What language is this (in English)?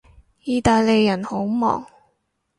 Cantonese